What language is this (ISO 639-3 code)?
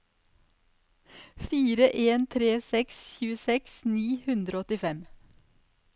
nor